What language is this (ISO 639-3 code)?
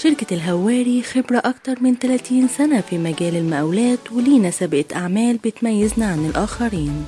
ara